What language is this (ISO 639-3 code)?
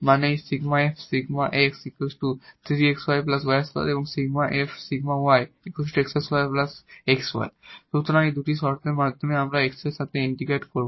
ben